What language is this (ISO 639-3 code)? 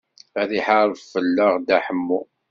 kab